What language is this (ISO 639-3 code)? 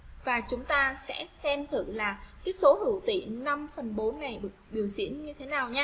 vie